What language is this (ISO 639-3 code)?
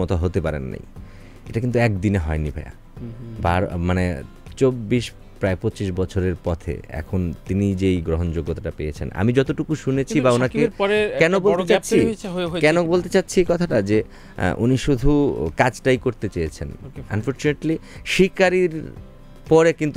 pol